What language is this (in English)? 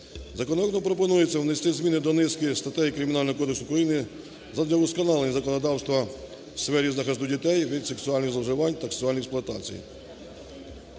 Ukrainian